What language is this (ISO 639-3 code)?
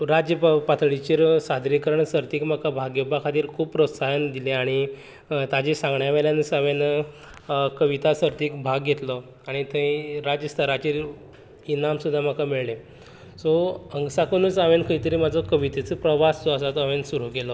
kok